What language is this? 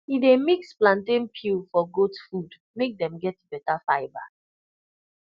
Nigerian Pidgin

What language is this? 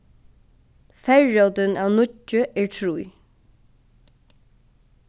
Faroese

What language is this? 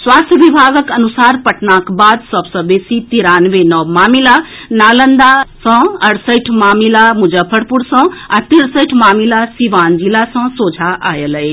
Maithili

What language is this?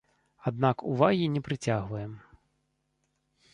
Belarusian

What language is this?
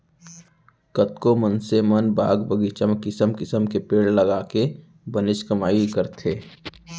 Chhattisgarhi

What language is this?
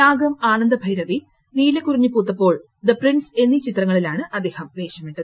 Malayalam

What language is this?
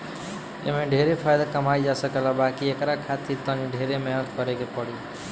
Bhojpuri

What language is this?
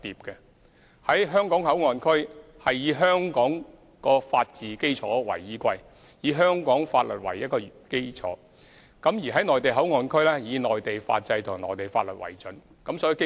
Cantonese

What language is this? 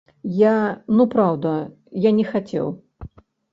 Belarusian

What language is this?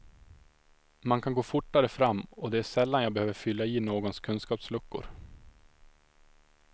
Swedish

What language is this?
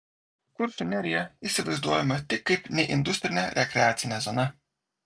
Lithuanian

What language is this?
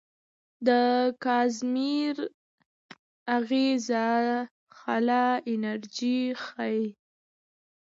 Pashto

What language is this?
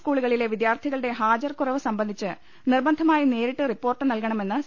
Malayalam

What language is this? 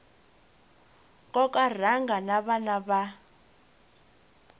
Tsonga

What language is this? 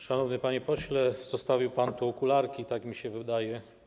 Polish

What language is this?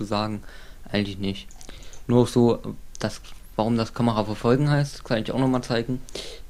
German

